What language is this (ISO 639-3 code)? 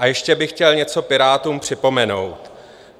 ces